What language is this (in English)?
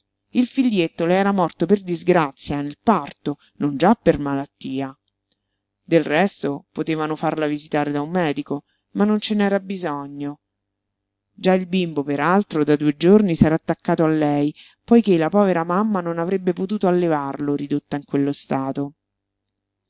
Italian